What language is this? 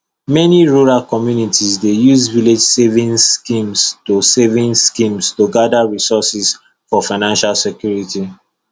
Nigerian Pidgin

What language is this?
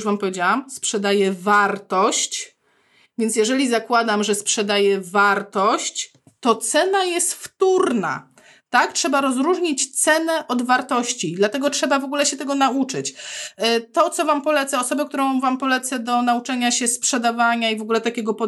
Polish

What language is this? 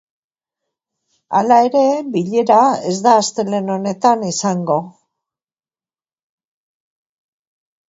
Basque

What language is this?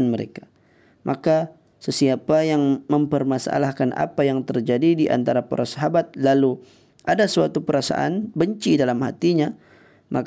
Malay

